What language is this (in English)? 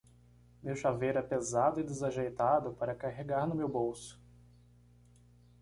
Portuguese